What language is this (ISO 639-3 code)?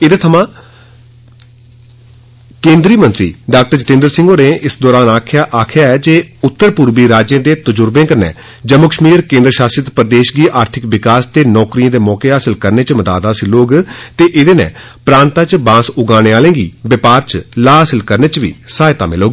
doi